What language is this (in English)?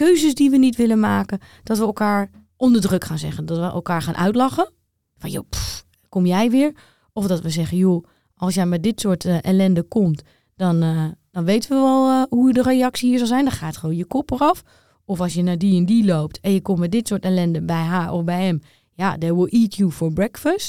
Dutch